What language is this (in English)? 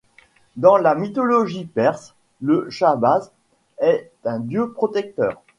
French